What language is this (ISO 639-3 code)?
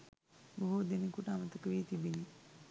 sin